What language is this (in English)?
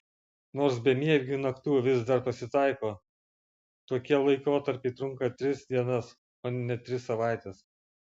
Lithuanian